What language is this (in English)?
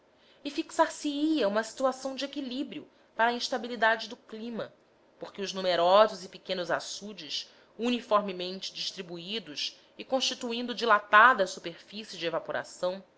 Portuguese